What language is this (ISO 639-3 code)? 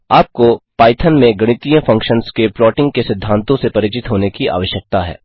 hin